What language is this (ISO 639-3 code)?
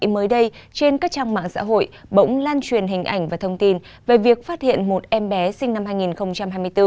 vie